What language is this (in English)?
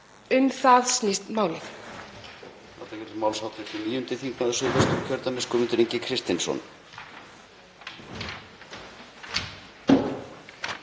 Icelandic